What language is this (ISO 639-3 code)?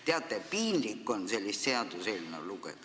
est